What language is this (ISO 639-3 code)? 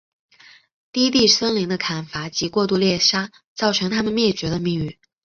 zho